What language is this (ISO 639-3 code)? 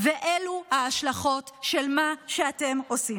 heb